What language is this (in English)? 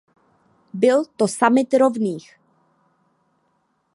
Czech